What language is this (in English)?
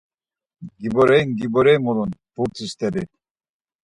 Laz